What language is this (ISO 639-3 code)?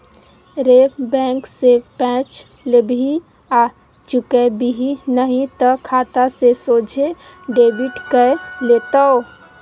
mai